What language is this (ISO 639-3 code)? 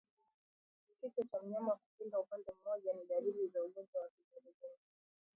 swa